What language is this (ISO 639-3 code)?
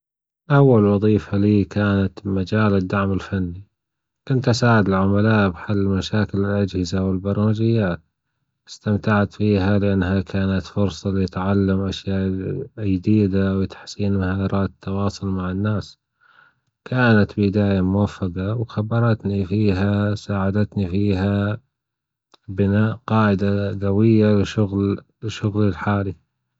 afb